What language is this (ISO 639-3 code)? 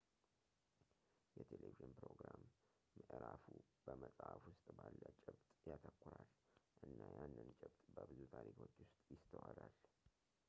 amh